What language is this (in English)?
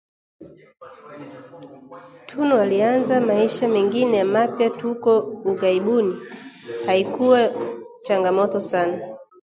Swahili